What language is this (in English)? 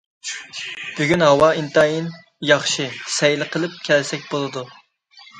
Uyghur